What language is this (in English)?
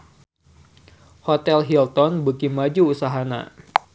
Sundanese